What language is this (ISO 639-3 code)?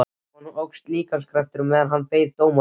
isl